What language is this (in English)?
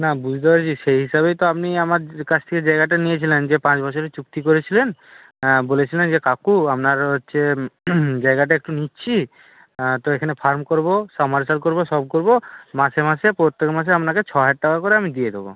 Bangla